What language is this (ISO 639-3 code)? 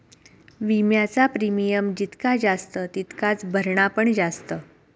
mar